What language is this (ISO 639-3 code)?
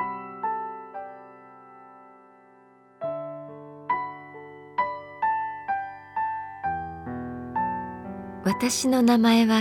jpn